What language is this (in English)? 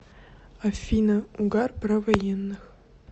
Russian